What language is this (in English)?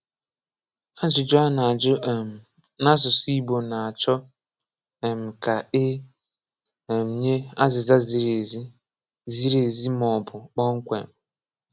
Igbo